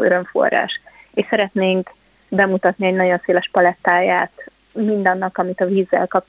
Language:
Hungarian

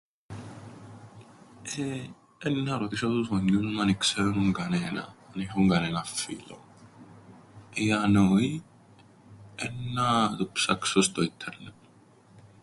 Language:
Greek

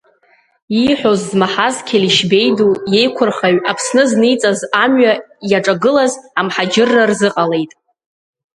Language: Abkhazian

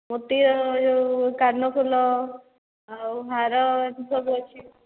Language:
Odia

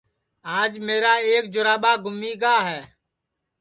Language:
Sansi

